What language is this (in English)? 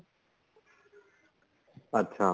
Punjabi